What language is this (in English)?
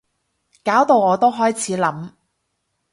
Cantonese